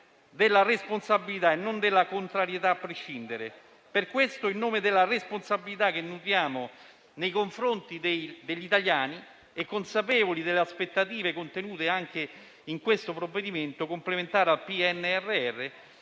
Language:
Italian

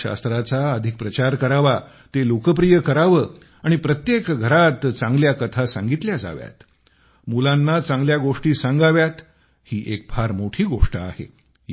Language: Marathi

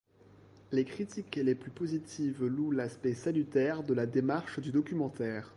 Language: French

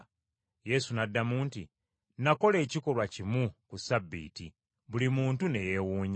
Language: Ganda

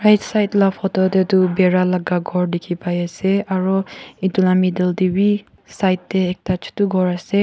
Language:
Naga Pidgin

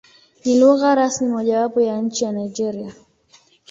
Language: Swahili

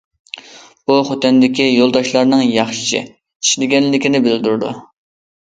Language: Uyghur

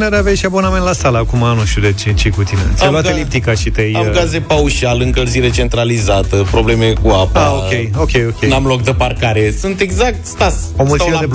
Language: Romanian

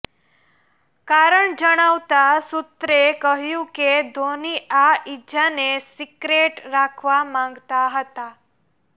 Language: Gujarati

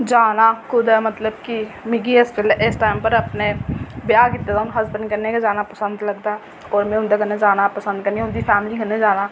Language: Dogri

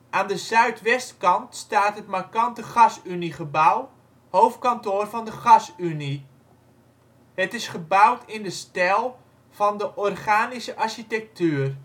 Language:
Dutch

